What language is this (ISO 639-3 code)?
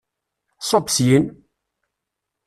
kab